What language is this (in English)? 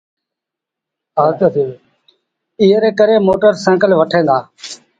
Sindhi Bhil